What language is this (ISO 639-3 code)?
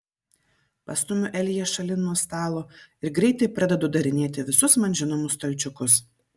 lit